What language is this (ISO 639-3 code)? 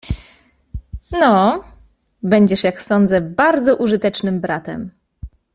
pol